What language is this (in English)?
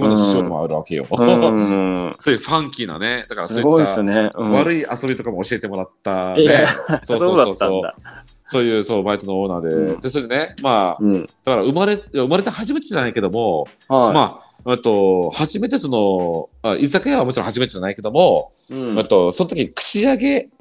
Japanese